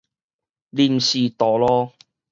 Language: Min Nan Chinese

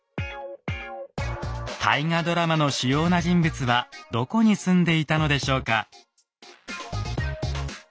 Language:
Japanese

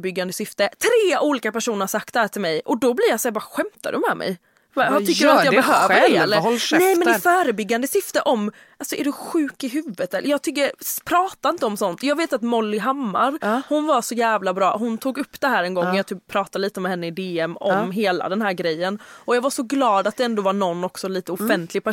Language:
Swedish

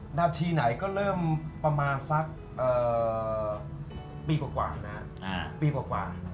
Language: Thai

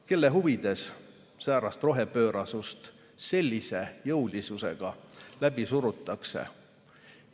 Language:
Estonian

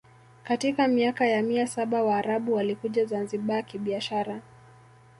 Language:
Swahili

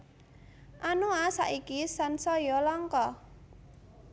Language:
Javanese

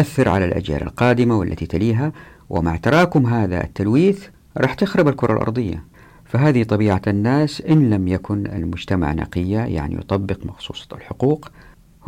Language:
Arabic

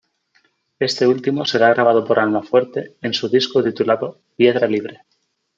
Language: Spanish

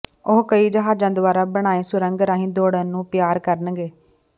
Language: Punjabi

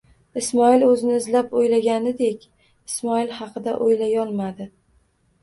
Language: Uzbek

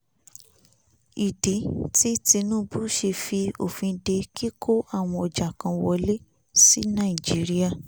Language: Yoruba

